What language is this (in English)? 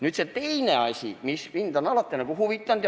Estonian